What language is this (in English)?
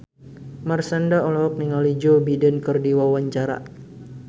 Sundanese